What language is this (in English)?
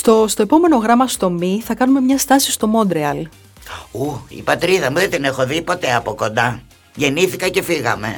Greek